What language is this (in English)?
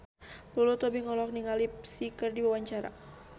Sundanese